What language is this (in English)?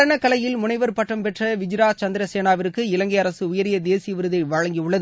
Tamil